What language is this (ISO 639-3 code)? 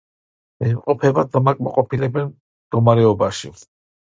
kat